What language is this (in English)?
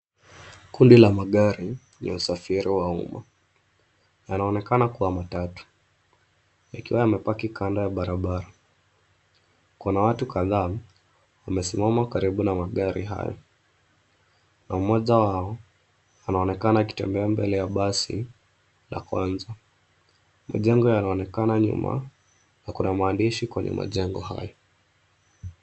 Swahili